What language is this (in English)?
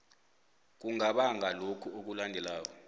South Ndebele